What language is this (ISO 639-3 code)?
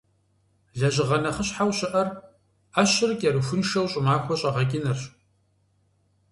kbd